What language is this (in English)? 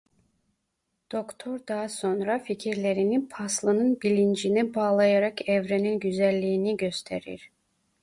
Turkish